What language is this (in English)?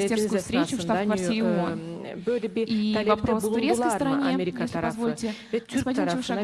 Turkish